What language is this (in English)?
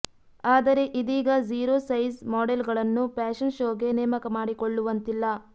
Kannada